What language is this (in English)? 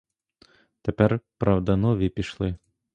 Ukrainian